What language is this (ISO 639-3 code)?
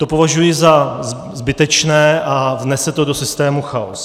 ces